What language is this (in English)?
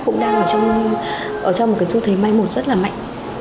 Vietnamese